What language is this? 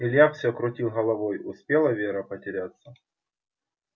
Russian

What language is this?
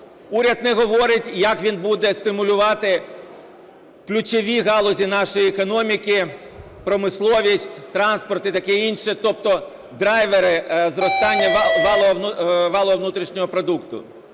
Ukrainian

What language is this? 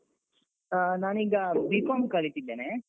Kannada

